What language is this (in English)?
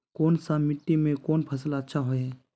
Magahi